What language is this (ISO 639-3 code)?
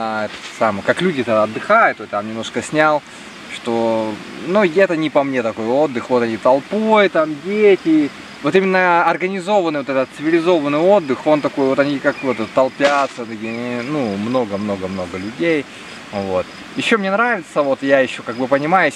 rus